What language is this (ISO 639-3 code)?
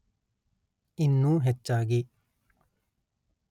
kan